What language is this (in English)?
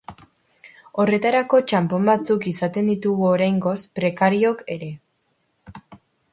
Basque